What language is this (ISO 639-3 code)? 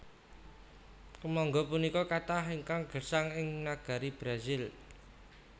jav